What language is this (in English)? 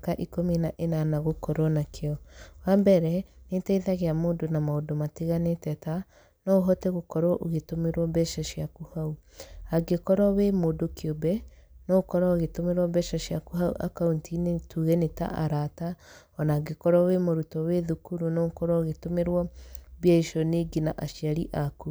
Kikuyu